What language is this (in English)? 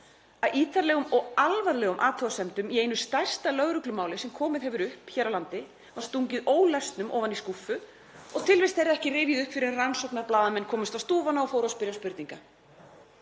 Icelandic